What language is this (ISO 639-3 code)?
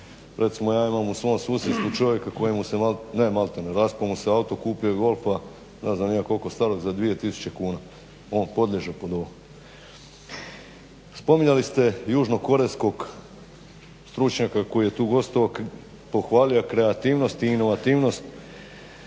hrv